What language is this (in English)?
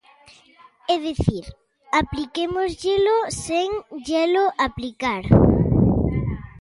Galician